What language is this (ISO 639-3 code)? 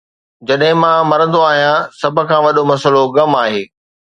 snd